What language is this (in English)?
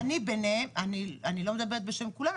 Hebrew